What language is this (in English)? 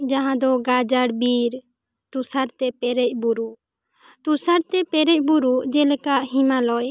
Santali